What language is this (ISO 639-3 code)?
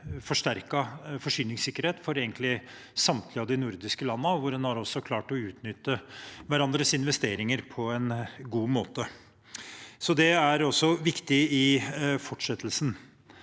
nor